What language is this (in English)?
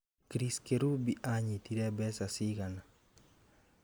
Kikuyu